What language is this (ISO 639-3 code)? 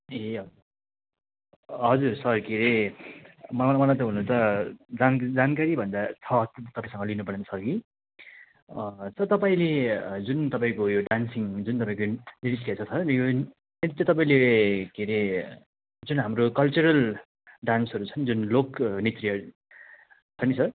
nep